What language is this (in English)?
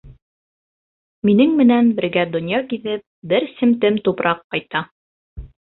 Bashkir